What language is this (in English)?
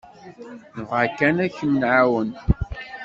Kabyle